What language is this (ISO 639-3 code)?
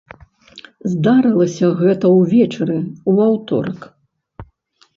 bel